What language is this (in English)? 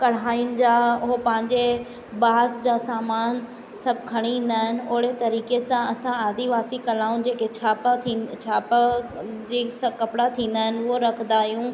Sindhi